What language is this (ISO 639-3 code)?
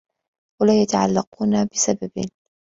ara